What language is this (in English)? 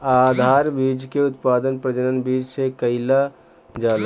Bhojpuri